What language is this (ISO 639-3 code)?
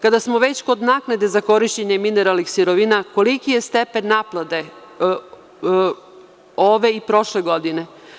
srp